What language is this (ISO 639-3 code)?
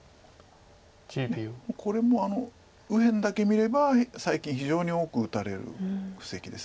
jpn